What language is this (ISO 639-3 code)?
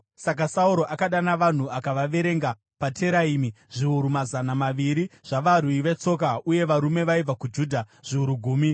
sna